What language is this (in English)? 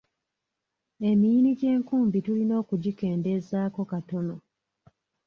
Ganda